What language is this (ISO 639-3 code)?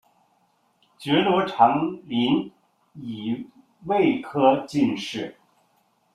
zho